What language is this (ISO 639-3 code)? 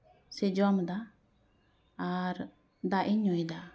sat